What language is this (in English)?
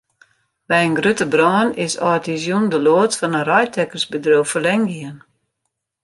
Western Frisian